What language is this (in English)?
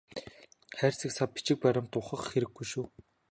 Mongolian